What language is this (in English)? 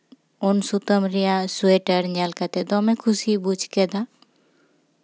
Santali